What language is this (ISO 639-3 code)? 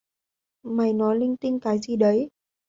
vie